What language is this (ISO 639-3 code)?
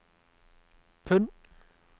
nor